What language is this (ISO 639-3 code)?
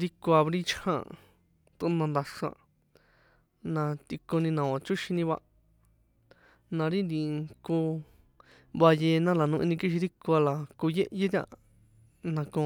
poe